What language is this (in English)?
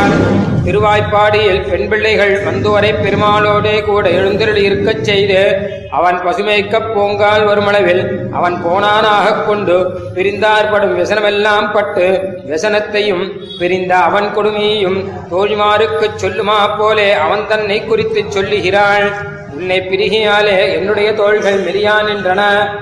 Tamil